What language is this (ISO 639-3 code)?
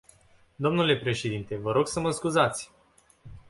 ron